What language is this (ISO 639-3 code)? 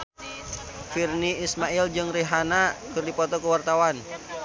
sun